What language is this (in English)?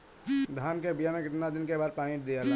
Bhojpuri